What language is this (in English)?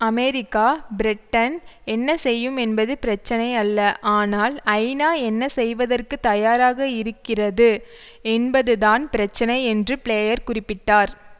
Tamil